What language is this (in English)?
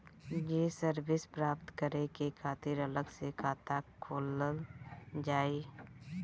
Bhojpuri